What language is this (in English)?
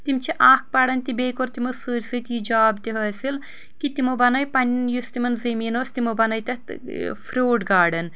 Kashmiri